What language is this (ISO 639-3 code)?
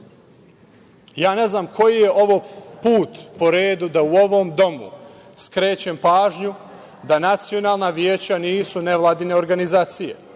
srp